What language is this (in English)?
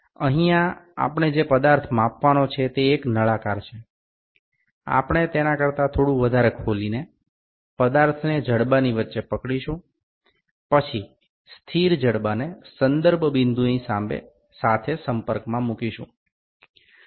Gujarati